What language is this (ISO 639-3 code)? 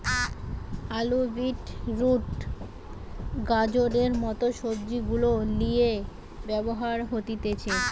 ben